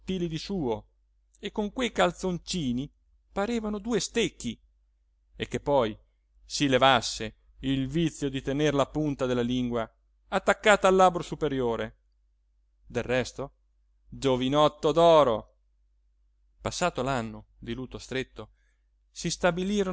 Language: Italian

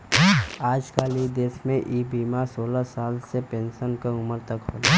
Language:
Bhojpuri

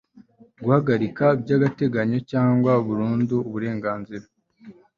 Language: Kinyarwanda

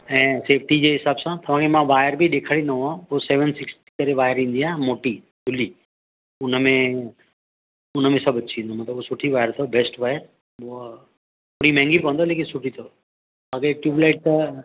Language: Sindhi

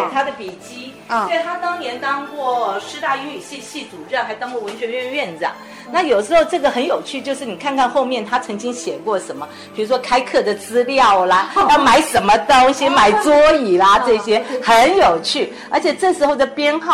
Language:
Chinese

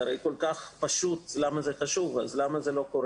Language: Hebrew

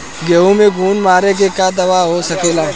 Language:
Bhojpuri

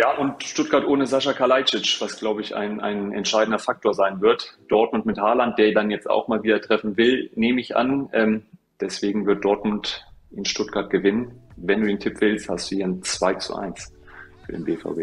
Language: German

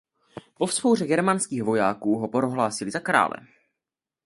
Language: Czech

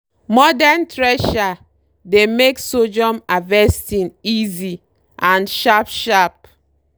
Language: Nigerian Pidgin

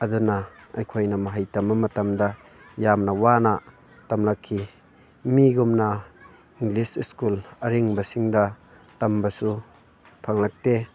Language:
Manipuri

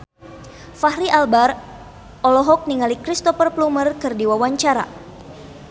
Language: Sundanese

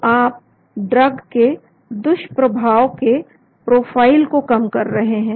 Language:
Hindi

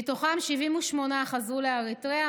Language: Hebrew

